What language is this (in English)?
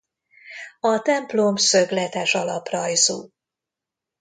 Hungarian